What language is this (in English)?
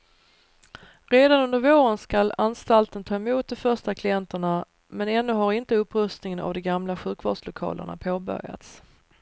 Swedish